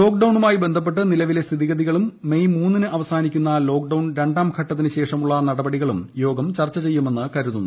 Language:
Malayalam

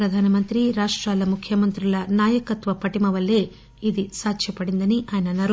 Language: Telugu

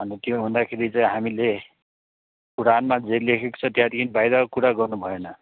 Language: Nepali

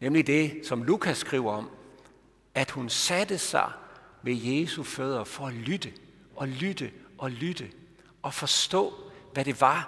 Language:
Danish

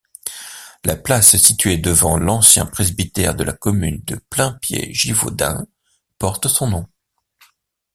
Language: French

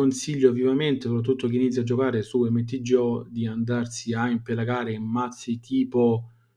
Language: Italian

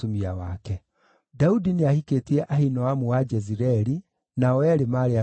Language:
Kikuyu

